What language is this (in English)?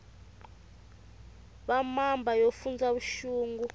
Tsonga